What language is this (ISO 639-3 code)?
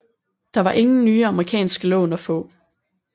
dan